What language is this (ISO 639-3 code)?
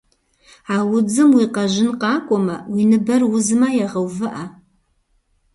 kbd